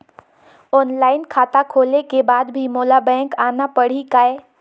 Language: Chhattisgarhi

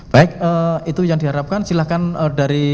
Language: Indonesian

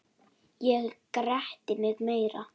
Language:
Icelandic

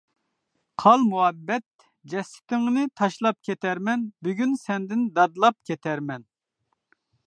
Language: Uyghur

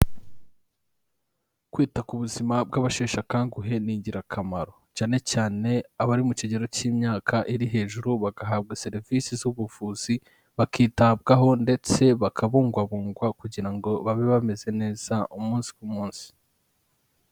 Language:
Kinyarwanda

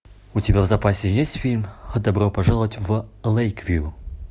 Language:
Russian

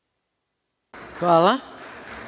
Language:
Serbian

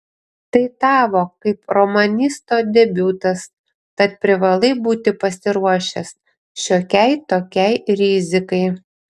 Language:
Lithuanian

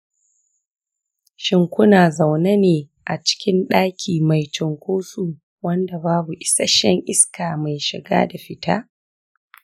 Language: Hausa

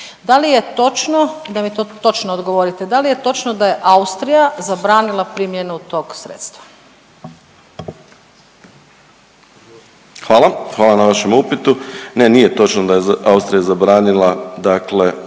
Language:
Croatian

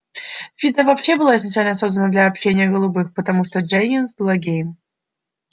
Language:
Russian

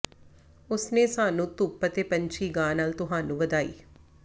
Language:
Punjabi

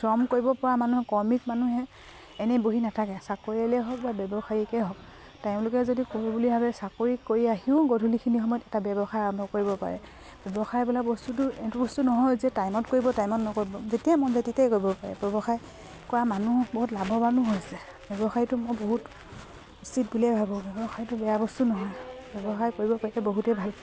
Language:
Assamese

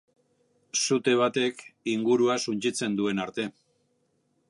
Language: Basque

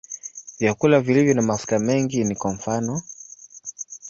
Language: Swahili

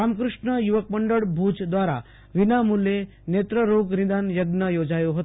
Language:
Gujarati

